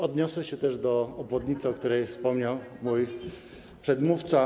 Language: Polish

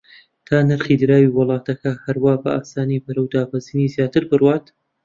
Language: Central Kurdish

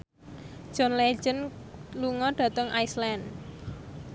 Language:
Javanese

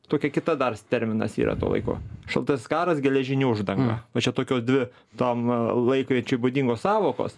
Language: Lithuanian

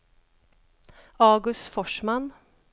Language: Swedish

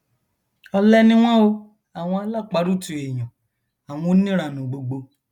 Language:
Yoruba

